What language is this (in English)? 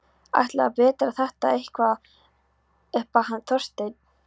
Icelandic